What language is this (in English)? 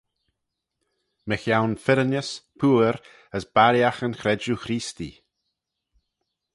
Manx